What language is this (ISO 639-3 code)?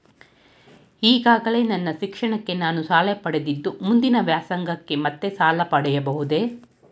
kan